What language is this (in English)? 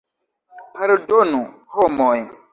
Esperanto